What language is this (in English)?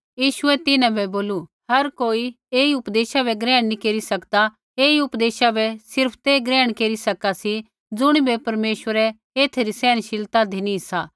Kullu Pahari